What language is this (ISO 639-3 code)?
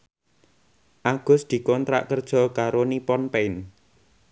jav